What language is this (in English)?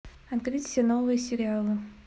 Russian